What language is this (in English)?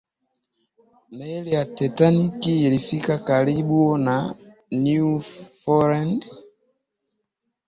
Swahili